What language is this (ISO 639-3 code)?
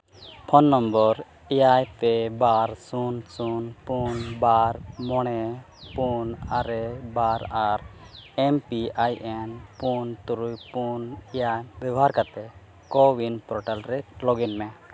sat